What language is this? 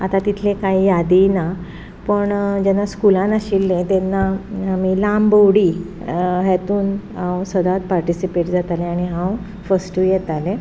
Konkani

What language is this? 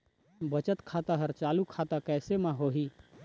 Chhattisgarhi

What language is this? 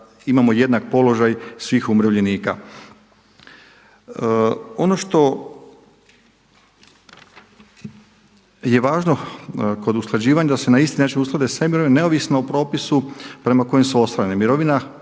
Croatian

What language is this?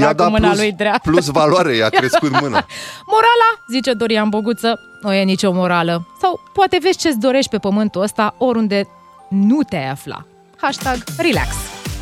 Romanian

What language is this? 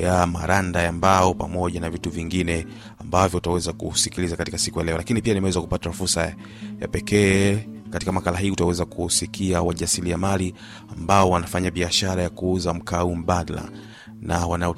Swahili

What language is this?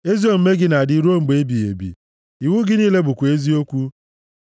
Igbo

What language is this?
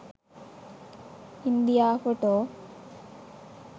Sinhala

